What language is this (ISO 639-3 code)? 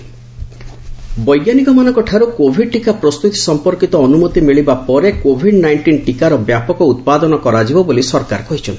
ori